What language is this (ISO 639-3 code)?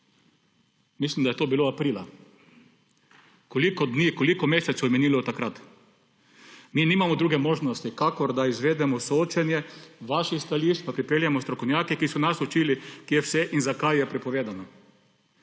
slv